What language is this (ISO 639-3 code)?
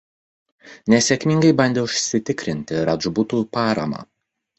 lit